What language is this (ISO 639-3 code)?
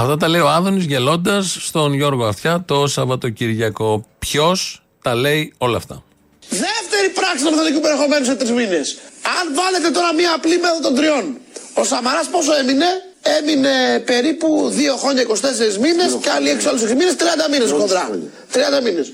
ell